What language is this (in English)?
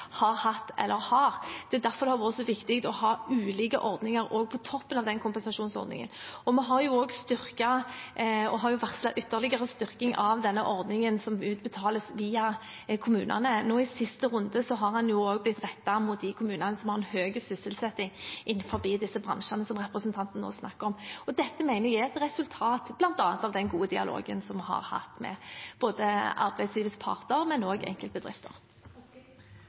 Norwegian Bokmål